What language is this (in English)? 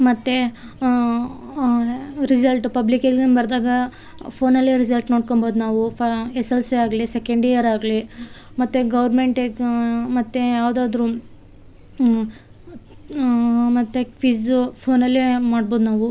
Kannada